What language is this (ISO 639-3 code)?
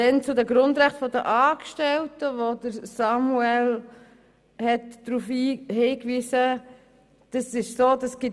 gsw